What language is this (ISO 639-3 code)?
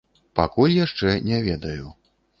bel